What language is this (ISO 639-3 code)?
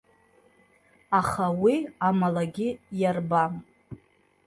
abk